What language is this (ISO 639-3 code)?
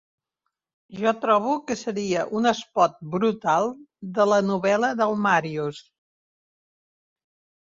cat